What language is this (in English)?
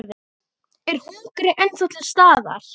Icelandic